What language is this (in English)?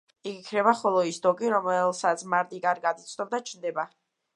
Georgian